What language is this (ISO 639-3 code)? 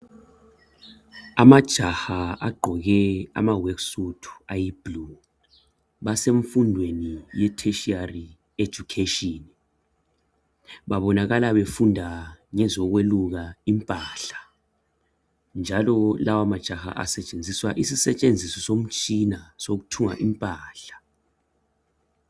nde